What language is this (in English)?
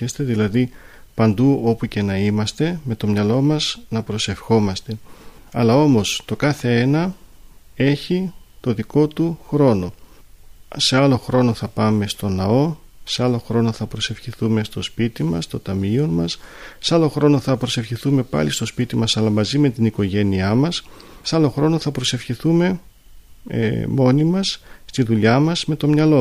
Greek